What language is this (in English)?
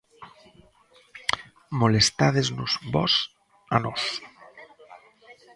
Galician